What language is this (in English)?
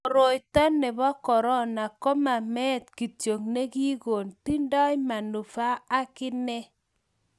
Kalenjin